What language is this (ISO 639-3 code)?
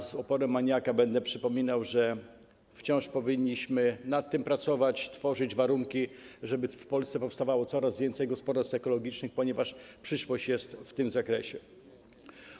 pol